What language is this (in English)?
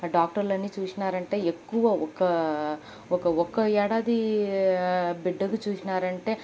Telugu